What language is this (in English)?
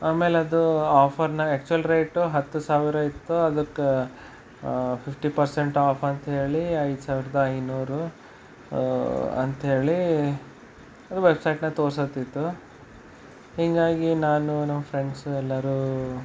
Kannada